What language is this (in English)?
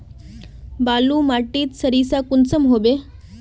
Magahi